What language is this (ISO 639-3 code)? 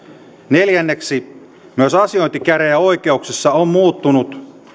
fin